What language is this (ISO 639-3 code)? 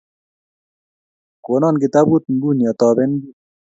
kln